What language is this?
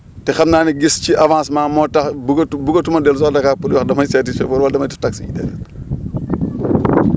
Wolof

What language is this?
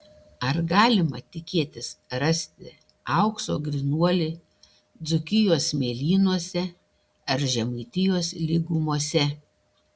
Lithuanian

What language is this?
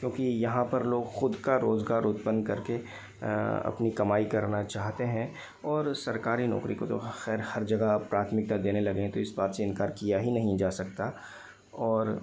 Hindi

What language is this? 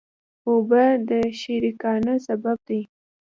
Pashto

